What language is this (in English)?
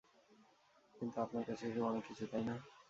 Bangla